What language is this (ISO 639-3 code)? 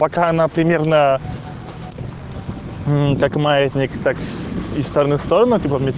rus